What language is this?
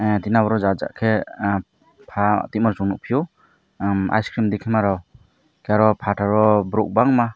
Kok Borok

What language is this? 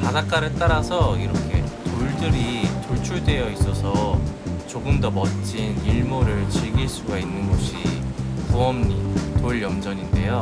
Korean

